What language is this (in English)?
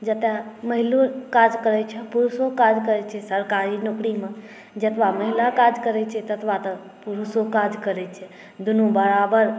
Maithili